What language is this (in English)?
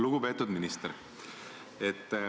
Estonian